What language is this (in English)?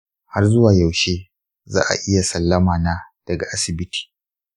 Hausa